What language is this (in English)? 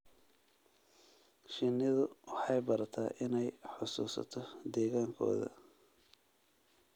Somali